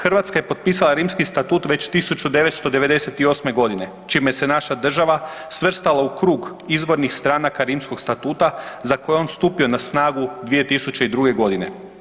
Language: Croatian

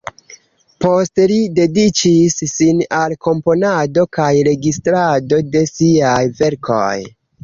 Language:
Esperanto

